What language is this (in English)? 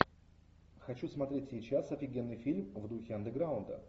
Russian